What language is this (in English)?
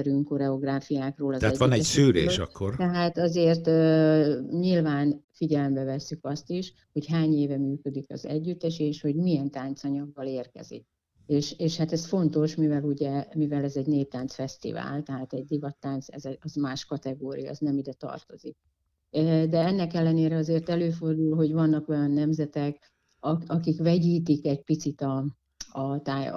Hungarian